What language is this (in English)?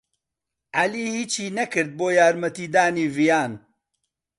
Central Kurdish